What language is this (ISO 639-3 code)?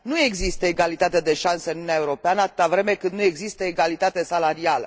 ron